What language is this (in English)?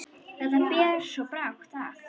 Icelandic